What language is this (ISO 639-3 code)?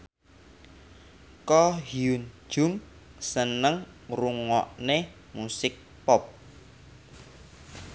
jav